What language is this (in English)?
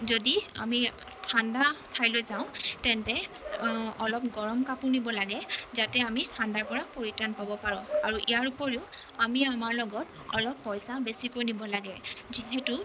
Assamese